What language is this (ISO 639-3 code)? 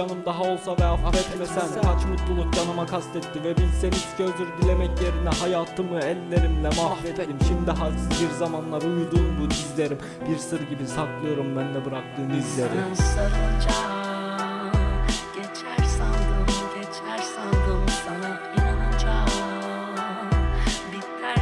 tur